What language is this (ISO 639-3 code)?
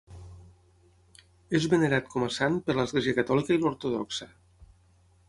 cat